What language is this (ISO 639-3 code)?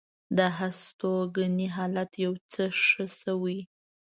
pus